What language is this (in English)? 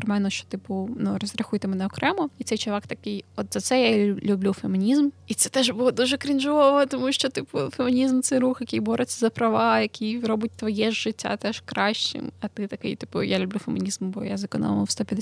Ukrainian